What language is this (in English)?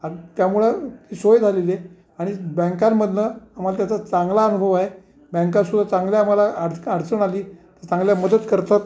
Marathi